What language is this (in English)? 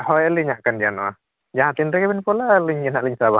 Santali